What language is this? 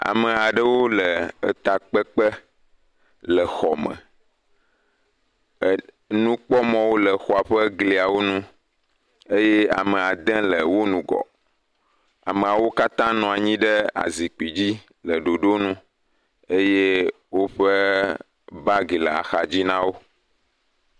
Ewe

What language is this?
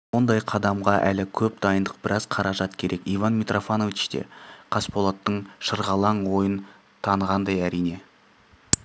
Kazakh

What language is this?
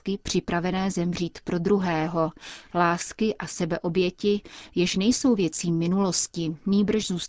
Czech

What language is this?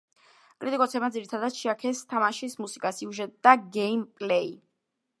Georgian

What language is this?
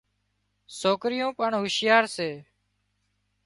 Wadiyara Koli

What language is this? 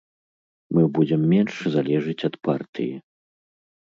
Belarusian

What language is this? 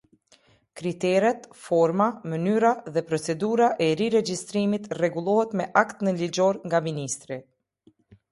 Albanian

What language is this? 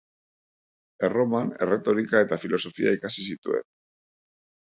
Basque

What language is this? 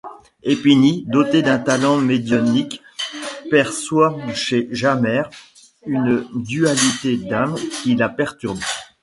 French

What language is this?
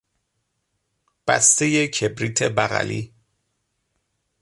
Persian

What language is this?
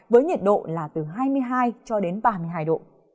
Vietnamese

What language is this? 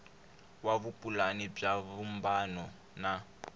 Tsonga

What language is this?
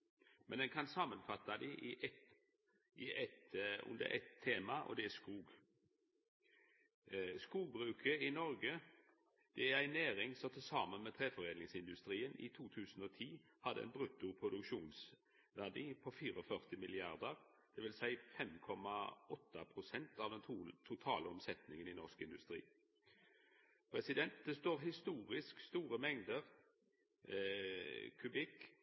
Norwegian Nynorsk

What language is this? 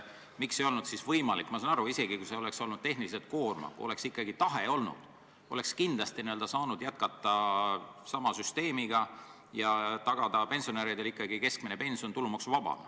Estonian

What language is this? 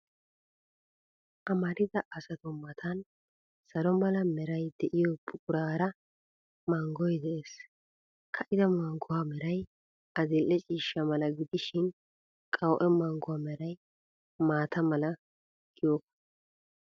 Wolaytta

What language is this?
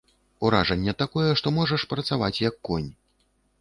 Belarusian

